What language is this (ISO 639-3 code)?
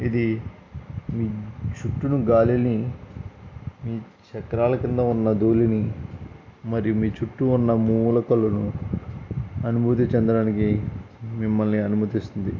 tel